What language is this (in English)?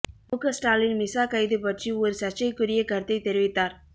Tamil